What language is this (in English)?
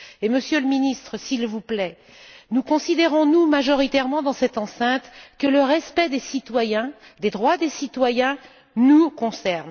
French